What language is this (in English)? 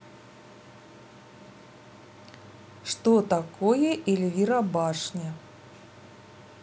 Russian